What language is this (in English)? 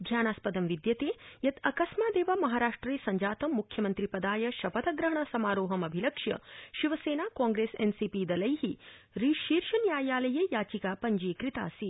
Sanskrit